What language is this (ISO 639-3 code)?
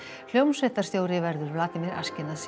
isl